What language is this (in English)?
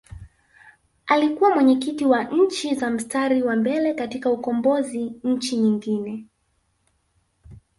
Swahili